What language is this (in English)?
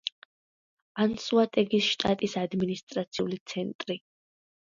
Georgian